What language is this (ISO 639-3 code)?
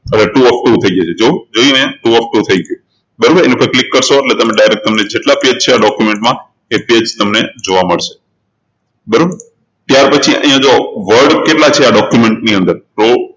guj